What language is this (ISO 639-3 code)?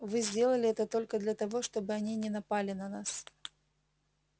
rus